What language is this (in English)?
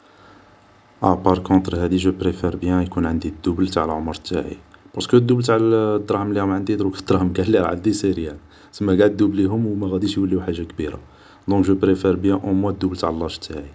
Algerian Arabic